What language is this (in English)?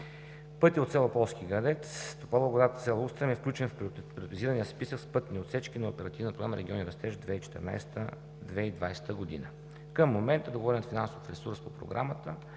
Bulgarian